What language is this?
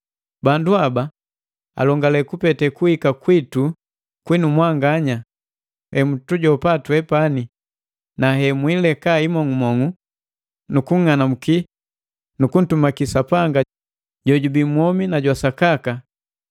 Matengo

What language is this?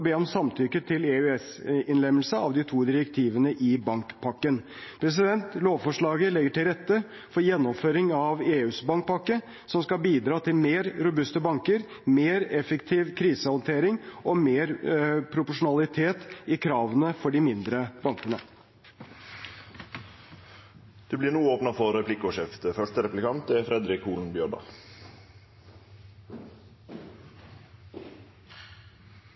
Norwegian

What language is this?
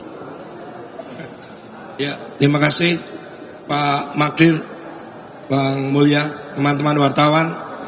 Indonesian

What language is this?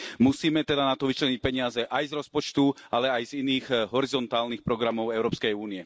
Slovak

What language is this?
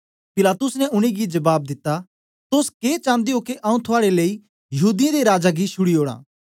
Dogri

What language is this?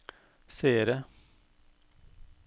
Norwegian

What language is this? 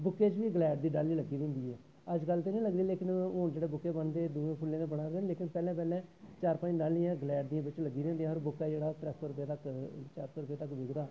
Dogri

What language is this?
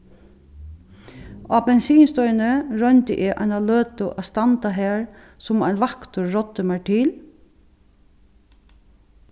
Faroese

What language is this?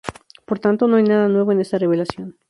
Spanish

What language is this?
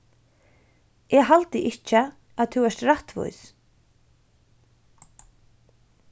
Faroese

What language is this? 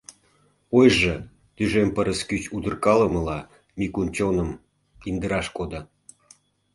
Mari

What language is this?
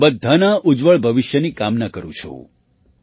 Gujarati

